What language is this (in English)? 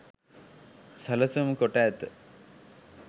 Sinhala